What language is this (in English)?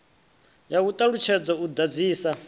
Venda